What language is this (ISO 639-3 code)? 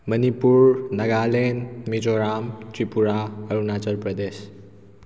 mni